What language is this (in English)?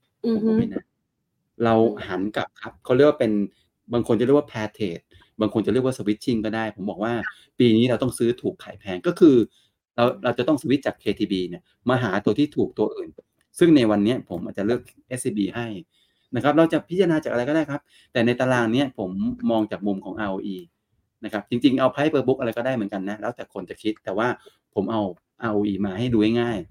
Thai